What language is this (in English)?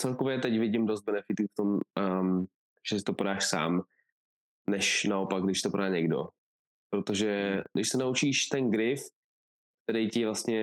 Czech